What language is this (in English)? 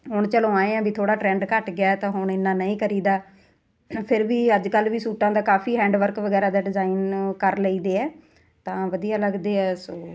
Punjabi